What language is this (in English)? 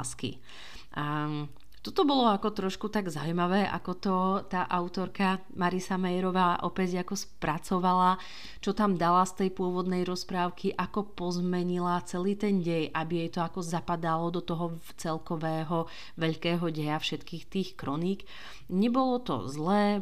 Slovak